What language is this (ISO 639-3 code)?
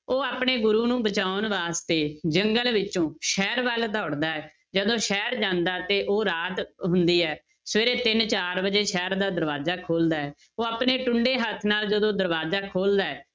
pan